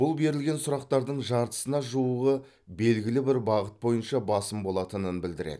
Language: Kazakh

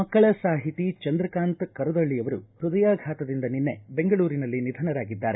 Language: Kannada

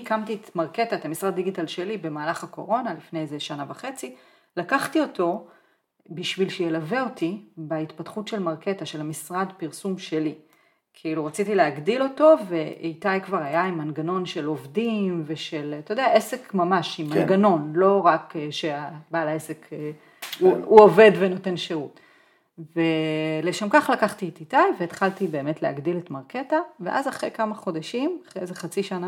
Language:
Hebrew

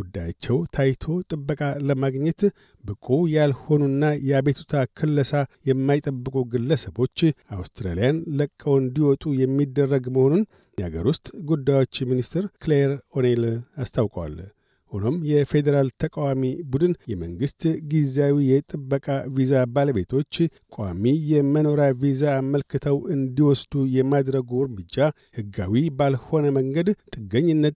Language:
Amharic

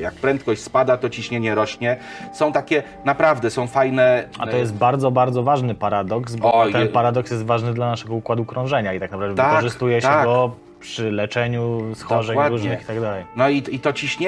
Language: Polish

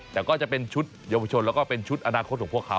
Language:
Thai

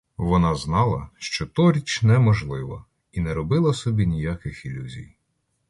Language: Ukrainian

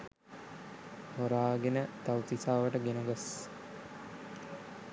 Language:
Sinhala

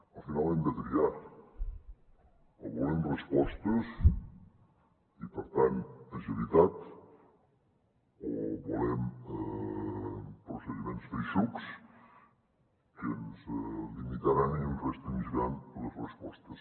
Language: Catalan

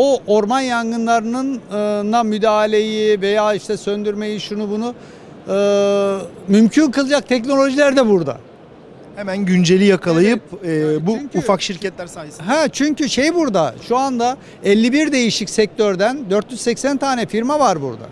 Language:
Turkish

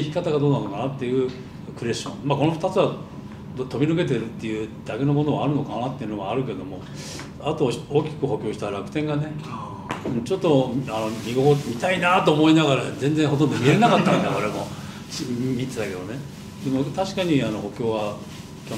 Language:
Japanese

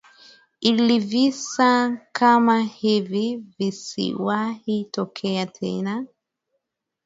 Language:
Swahili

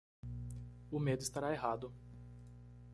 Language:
Portuguese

